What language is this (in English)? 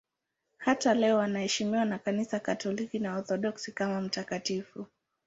Swahili